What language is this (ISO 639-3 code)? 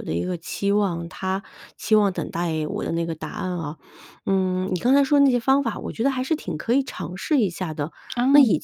zho